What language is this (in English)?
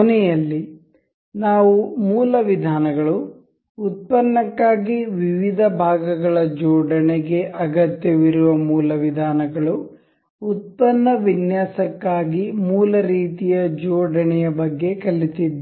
Kannada